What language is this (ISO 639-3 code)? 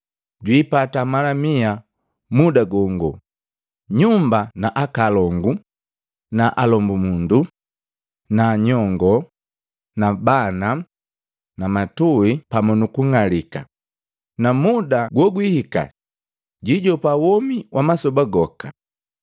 mgv